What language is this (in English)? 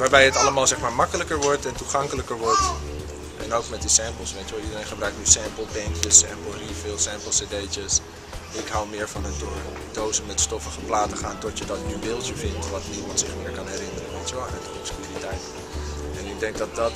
Dutch